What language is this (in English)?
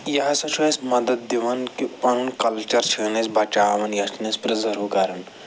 Kashmiri